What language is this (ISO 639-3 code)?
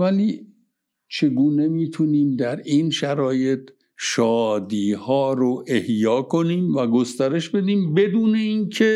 fas